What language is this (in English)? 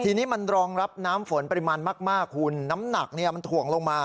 Thai